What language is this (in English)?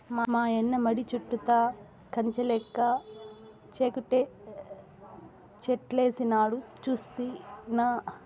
Telugu